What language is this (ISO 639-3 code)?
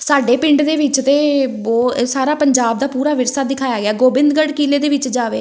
pan